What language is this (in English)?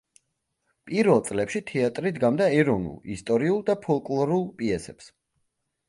Georgian